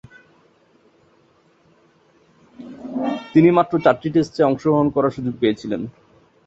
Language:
Bangla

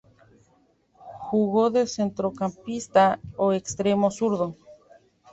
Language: Spanish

